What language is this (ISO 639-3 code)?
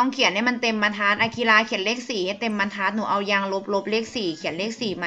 tha